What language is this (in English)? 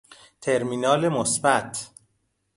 Persian